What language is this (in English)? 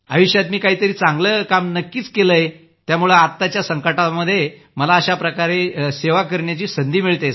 Marathi